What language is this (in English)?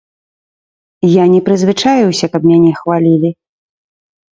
Belarusian